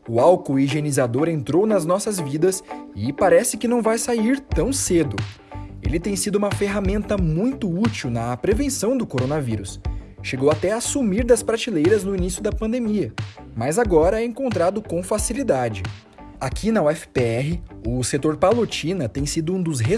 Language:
Portuguese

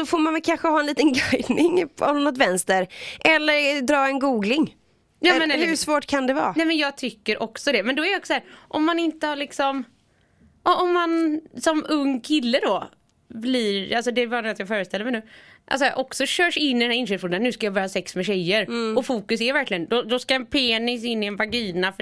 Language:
Swedish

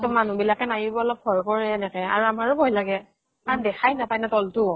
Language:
Assamese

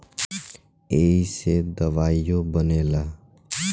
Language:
Bhojpuri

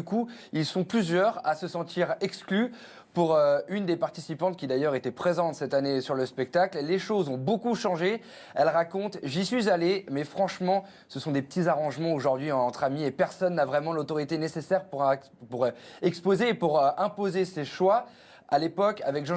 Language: French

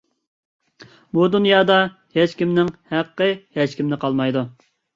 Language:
Uyghur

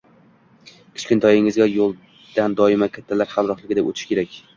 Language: Uzbek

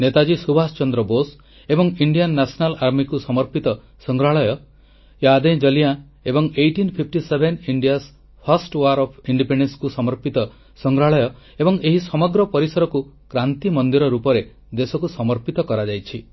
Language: Odia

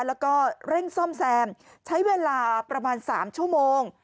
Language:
Thai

